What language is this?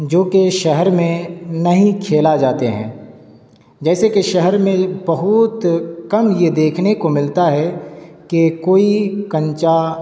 Urdu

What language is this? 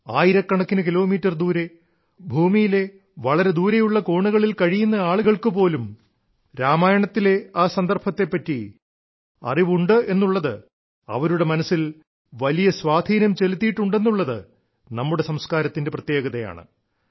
Malayalam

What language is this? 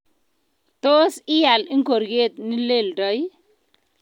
Kalenjin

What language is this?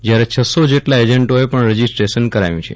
Gujarati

